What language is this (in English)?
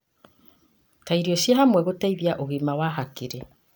Kikuyu